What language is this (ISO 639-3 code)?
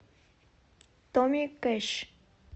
rus